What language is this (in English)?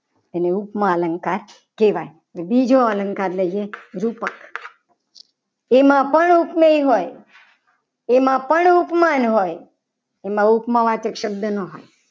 Gujarati